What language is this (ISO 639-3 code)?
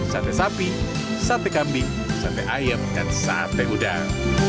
ind